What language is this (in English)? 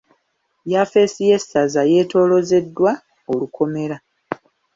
Ganda